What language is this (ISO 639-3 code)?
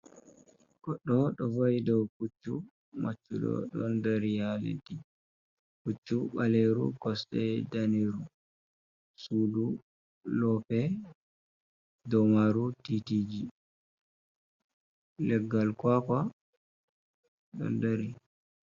ful